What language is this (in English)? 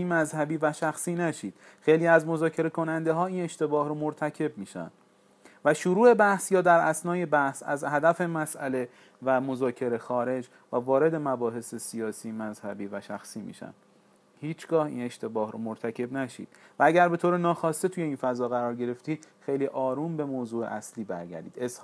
Persian